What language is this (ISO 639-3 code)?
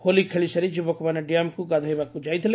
ori